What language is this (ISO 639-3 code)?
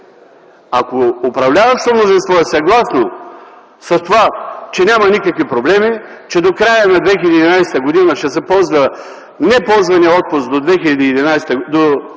bul